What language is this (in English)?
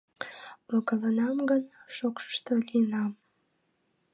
Mari